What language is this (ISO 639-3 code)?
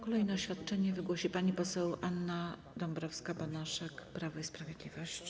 pol